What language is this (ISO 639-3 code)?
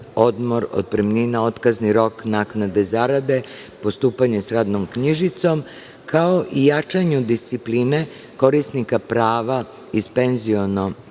srp